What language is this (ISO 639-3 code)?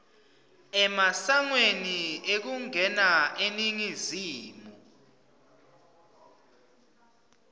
ssw